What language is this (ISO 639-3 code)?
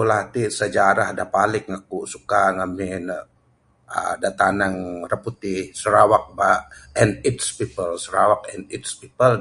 sdo